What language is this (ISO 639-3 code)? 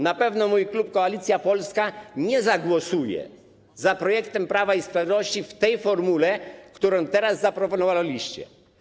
pol